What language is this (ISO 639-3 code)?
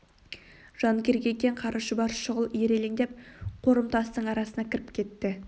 kaz